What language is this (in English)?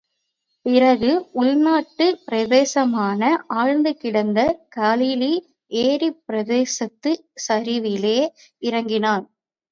Tamil